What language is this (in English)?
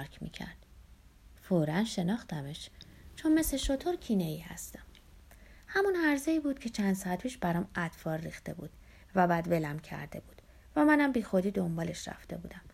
Persian